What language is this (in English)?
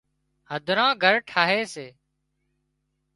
Wadiyara Koli